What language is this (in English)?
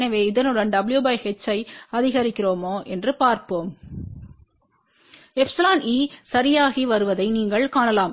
Tamil